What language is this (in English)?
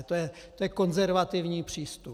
Czech